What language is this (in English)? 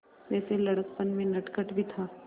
Hindi